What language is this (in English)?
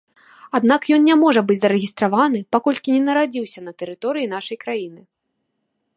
Belarusian